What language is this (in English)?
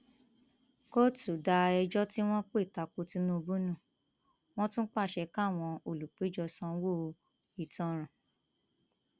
Yoruba